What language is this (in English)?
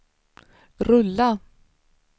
Swedish